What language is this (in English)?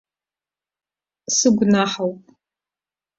Abkhazian